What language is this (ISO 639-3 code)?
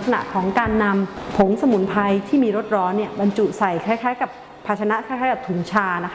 tha